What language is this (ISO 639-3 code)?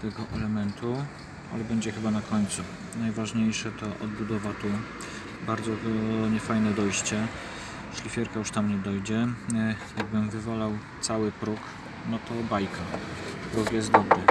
pol